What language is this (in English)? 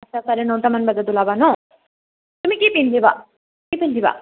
Assamese